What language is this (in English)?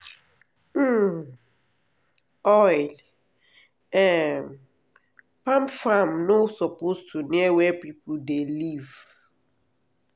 Nigerian Pidgin